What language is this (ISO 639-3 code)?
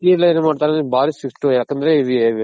kan